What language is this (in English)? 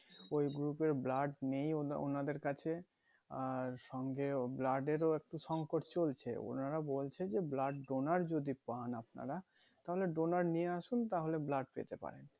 Bangla